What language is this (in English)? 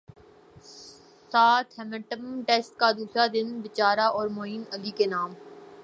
Urdu